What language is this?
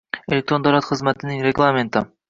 Uzbek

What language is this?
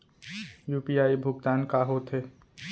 Chhattisgarhi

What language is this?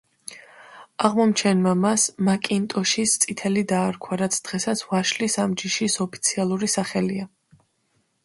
Georgian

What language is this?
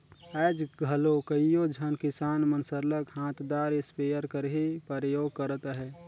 Chhattisgarhi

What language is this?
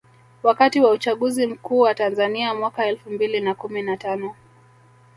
Swahili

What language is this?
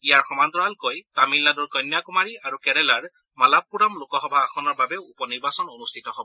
Assamese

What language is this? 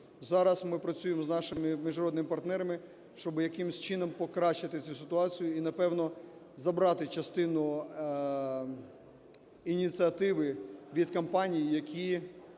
Ukrainian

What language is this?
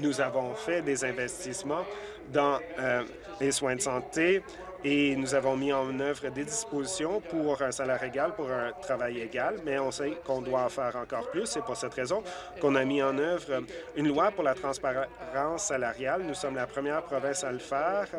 French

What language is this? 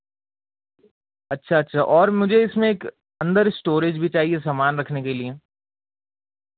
Urdu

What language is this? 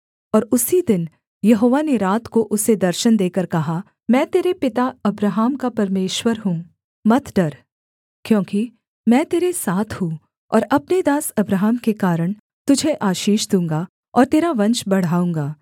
Hindi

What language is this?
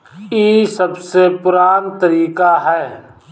Bhojpuri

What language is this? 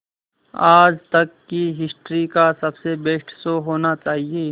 Hindi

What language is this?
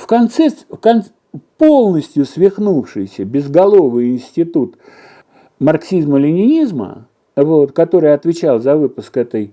Russian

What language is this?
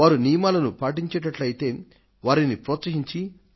Telugu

